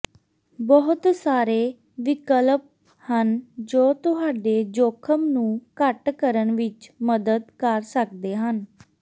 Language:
Punjabi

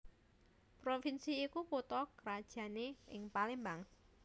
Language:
Javanese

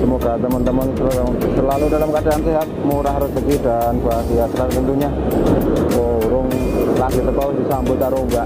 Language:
Indonesian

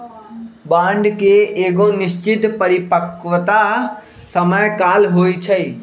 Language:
Magahi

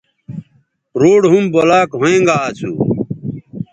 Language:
Bateri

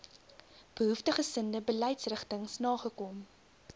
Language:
Afrikaans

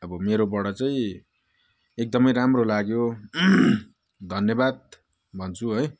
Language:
Nepali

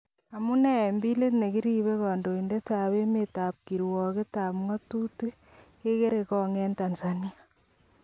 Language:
Kalenjin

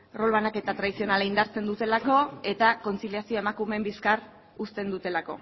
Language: Basque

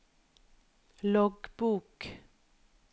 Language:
Norwegian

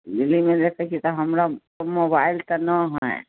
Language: Maithili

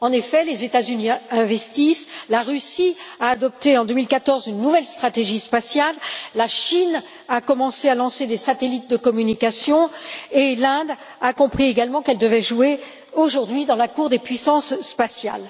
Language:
French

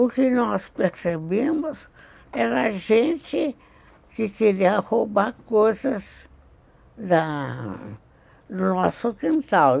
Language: Portuguese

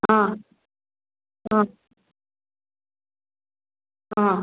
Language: Manipuri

